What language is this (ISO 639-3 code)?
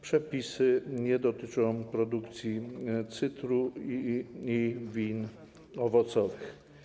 pol